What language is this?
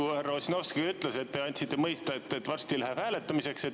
Estonian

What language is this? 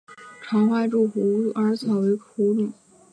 Chinese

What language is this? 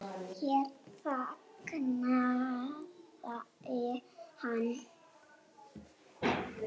Icelandic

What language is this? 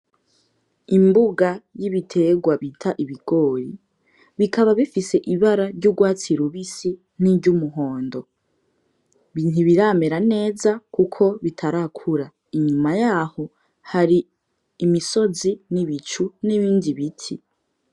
Rundi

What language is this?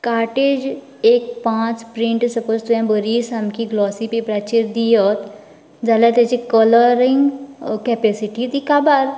Konkani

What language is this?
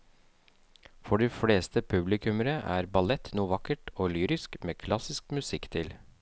Norwegian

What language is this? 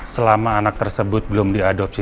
Indonesian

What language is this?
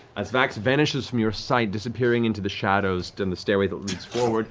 English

